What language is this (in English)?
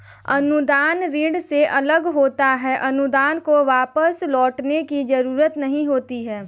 Hindi